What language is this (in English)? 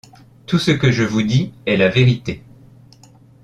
French